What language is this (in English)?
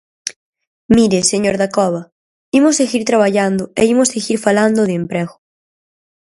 Galician